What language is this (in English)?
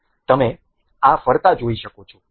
Gujarati